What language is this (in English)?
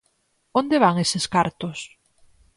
Galician